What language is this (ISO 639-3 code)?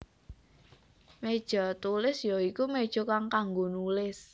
jav